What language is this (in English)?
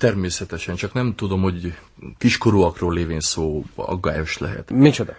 Hungarian